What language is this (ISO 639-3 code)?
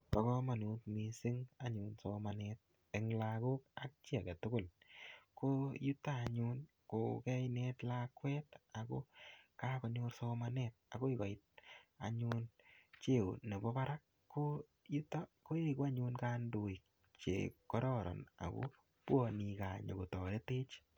kln